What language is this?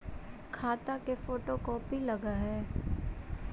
Magahi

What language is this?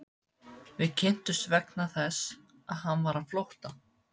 Icelandic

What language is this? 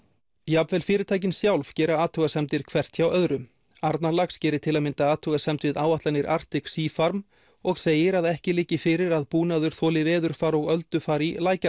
Icelandic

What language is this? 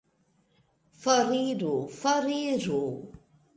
Esperanto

